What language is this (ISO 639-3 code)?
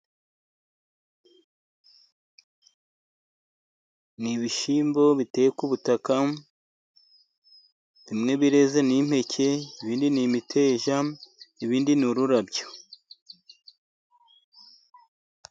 kin